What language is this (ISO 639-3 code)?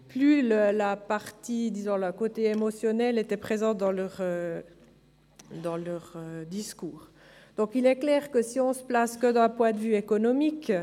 gsw